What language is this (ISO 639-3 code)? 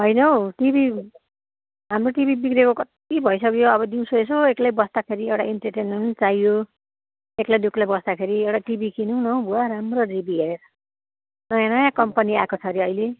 nep